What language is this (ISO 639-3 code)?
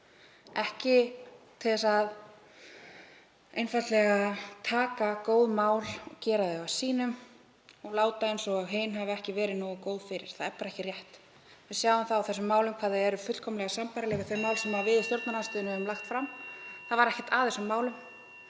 isl